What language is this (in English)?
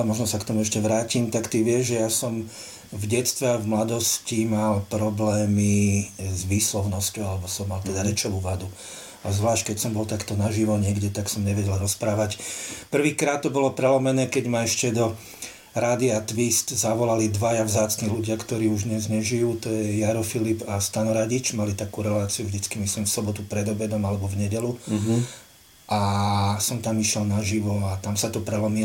Slovak